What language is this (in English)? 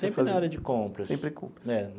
Portuguese